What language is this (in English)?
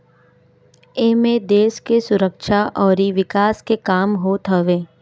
Bhojpuri